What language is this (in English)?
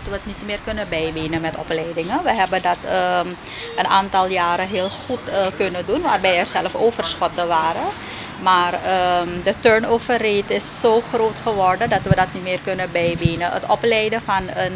Dutch